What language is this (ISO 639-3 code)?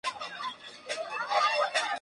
spa